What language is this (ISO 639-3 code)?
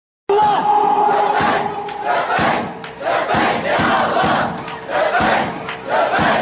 ara